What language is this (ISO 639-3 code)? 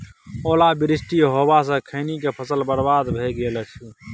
mai